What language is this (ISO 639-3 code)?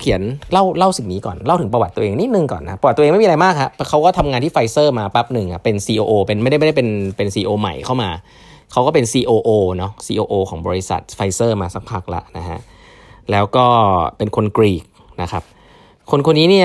tha